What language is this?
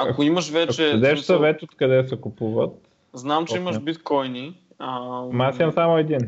Bulgarian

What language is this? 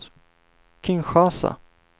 Swedish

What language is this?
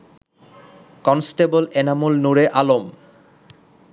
Bangla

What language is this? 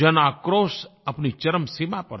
Hindi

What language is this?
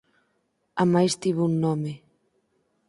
Galician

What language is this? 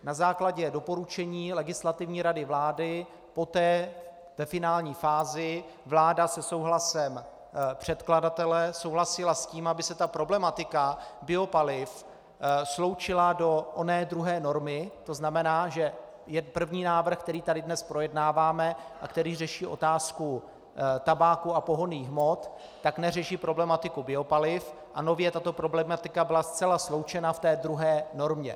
Czech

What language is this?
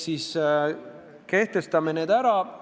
Estonian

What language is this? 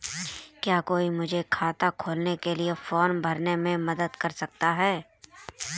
Hindi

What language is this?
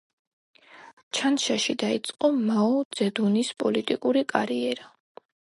Georgian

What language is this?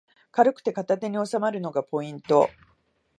Japanese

